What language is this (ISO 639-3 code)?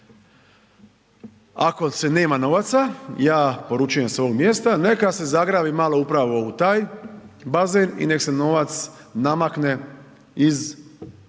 hrv